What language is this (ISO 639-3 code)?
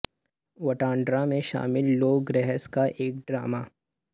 urd